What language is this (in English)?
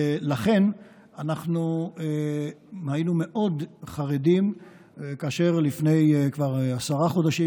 Hebrew